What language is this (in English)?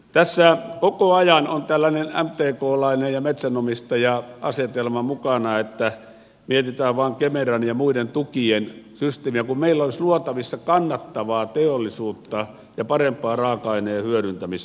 Finnish